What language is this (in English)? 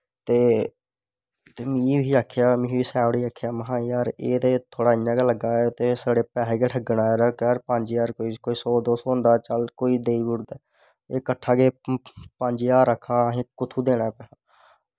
Dogri